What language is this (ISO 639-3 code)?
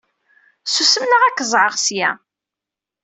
kab